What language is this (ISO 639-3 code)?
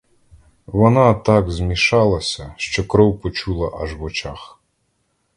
ukr